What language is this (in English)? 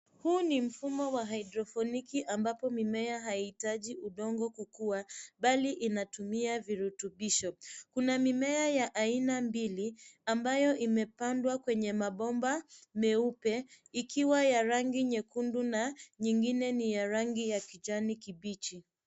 Swahili